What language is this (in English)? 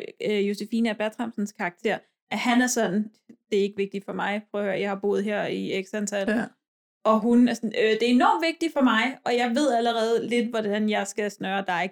Danish